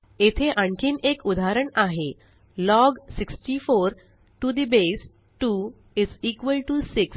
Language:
Marathi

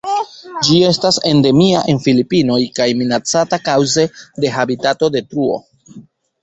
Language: Esperanto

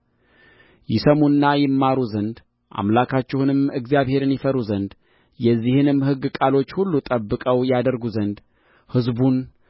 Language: Amharic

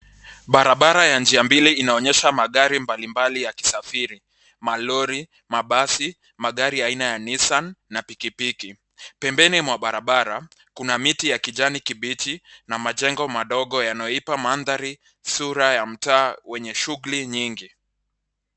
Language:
Swahili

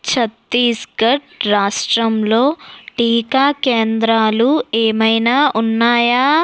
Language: Telugu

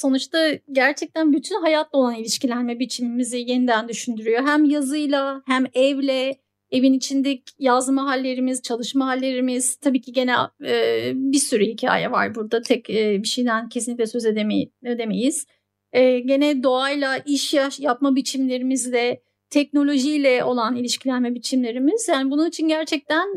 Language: Turkish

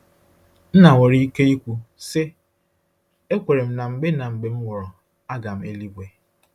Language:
Igbo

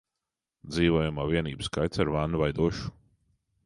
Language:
Latvian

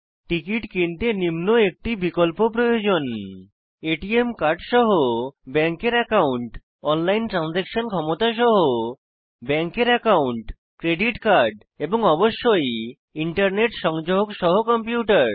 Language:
Bangla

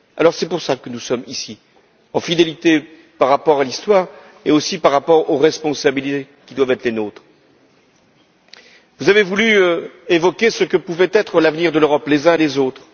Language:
French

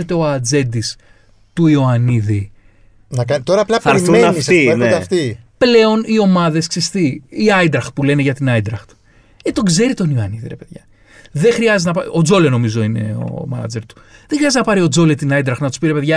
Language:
Greek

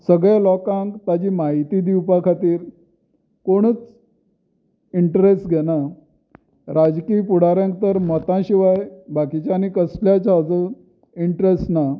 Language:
Konkani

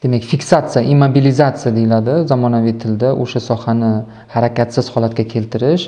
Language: Turkish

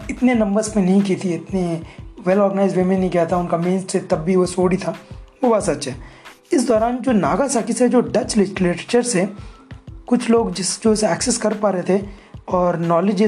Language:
Hindi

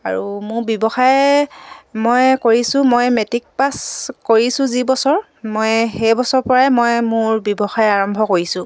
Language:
Assamese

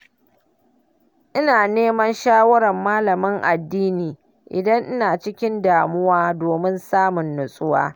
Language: Hausa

